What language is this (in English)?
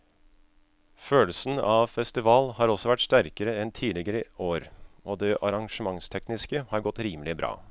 Norwegian